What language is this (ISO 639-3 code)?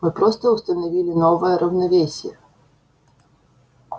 rus